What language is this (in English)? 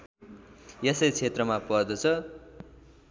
Nepali